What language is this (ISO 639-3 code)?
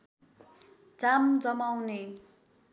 nep